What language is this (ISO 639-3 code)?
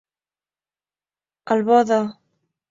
cat